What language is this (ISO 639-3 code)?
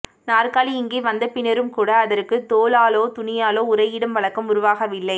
tam